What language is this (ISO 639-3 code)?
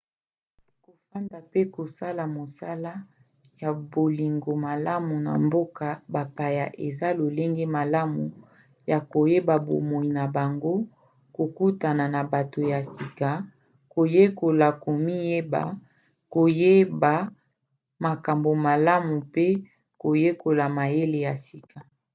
lin